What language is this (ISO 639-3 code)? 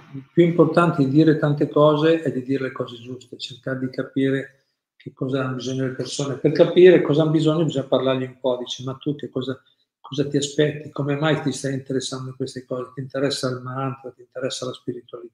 ita